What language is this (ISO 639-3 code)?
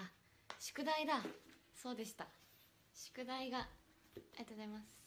jpn